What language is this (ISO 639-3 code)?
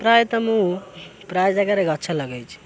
ori